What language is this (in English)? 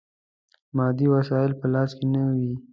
Pashto